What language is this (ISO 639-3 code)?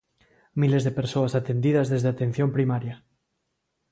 glg